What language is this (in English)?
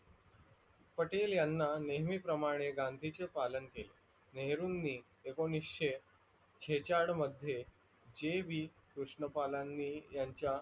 Marathi